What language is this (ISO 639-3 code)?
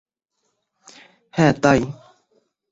ben